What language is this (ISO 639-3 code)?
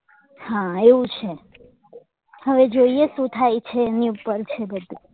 guj